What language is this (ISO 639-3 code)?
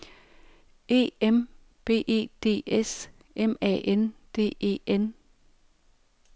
dan